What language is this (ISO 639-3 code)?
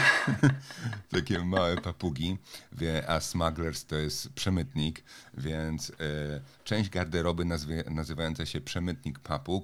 pol